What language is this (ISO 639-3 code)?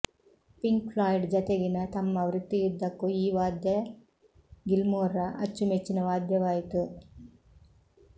kan